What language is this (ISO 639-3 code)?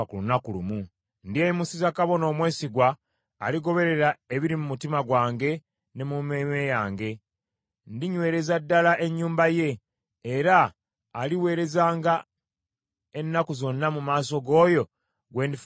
lug